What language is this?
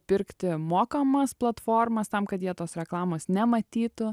Lithuanian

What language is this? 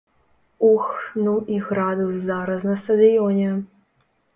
Belarusian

